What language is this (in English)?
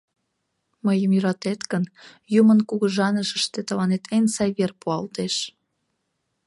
Mari